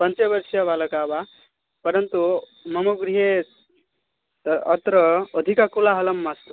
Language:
Sanskrit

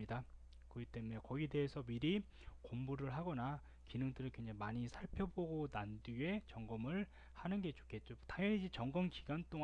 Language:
Korean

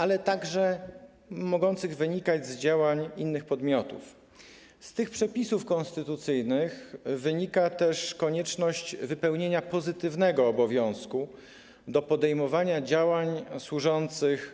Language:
Polish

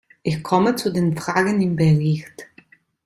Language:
German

